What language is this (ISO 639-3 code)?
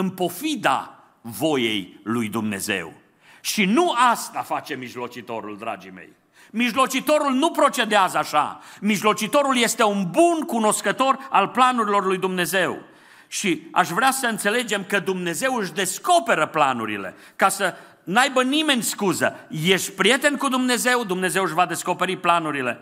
ron